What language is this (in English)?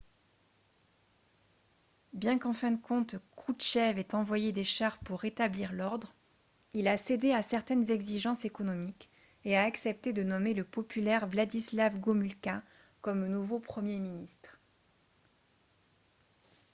French